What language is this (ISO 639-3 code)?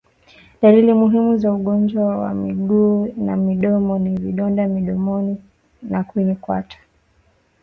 swa